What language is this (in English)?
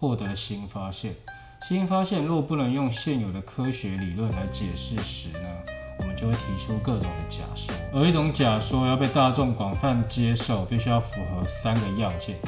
Chinese